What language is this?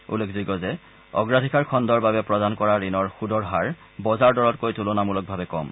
Assamese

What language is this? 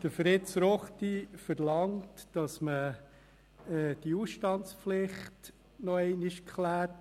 Swiss German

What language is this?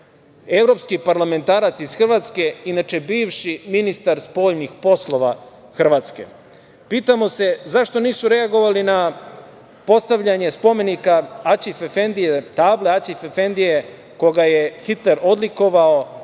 Serbian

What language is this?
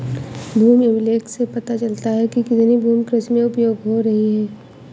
Hindi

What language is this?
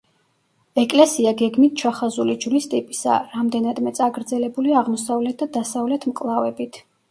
Georgian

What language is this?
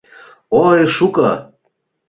Mari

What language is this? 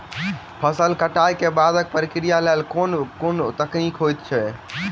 Maithili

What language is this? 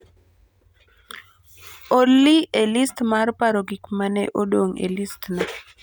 Luo (Kenya and Tanzania)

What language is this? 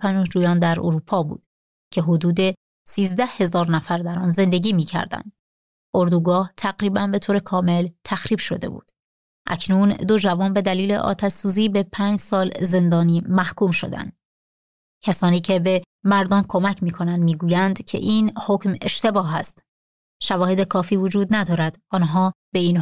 Persian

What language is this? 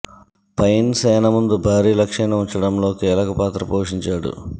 Telugu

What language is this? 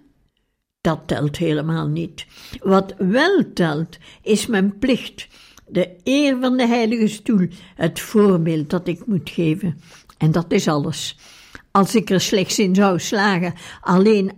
Dutch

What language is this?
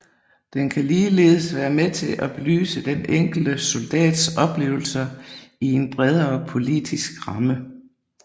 Danish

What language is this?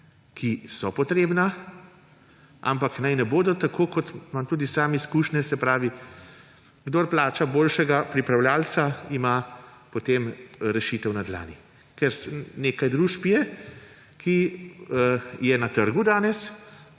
Slovenian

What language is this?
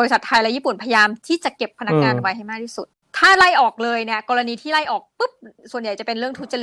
Thai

